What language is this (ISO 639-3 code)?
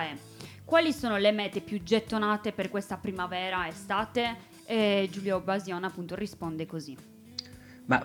ita